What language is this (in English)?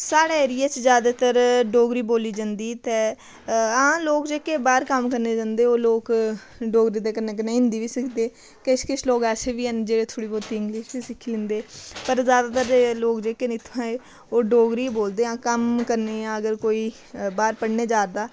Dogri